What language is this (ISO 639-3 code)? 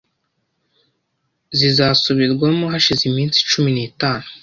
kin